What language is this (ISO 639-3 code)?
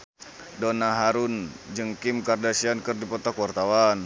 sun